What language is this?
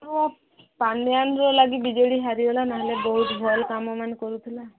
Odia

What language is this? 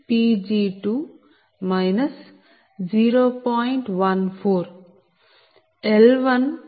Telugu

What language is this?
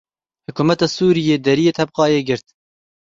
Kurdish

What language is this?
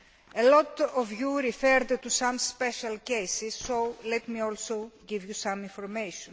English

